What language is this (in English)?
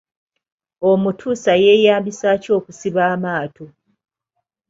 Ganda